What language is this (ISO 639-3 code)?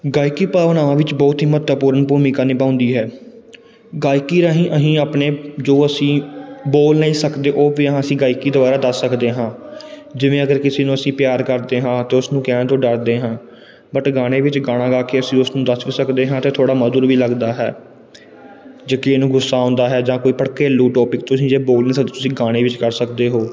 pan